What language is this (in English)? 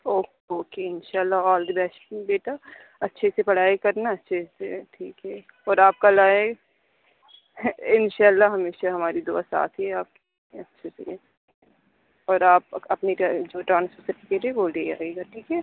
Urdu